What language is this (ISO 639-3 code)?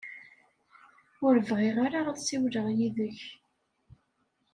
kab